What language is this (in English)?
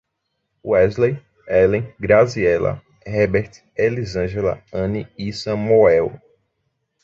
Portuguese